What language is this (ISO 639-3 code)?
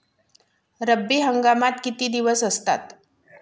mar